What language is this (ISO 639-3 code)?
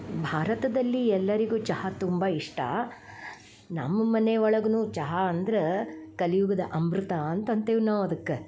kan